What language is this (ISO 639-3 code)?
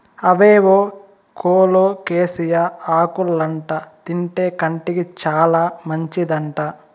tel